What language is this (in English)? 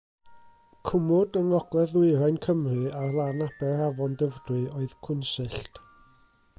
Welsh